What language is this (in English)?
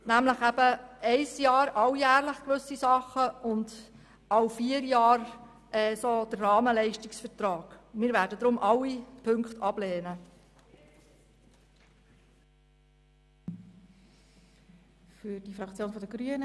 Swiss German